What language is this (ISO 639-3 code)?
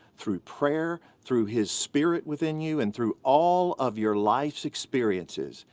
eng